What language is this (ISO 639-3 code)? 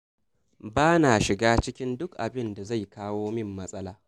hau